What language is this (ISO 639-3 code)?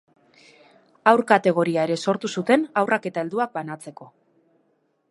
eus